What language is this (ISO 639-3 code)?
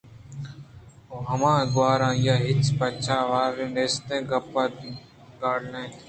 bgp